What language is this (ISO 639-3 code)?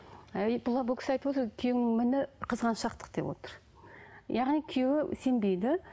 kaz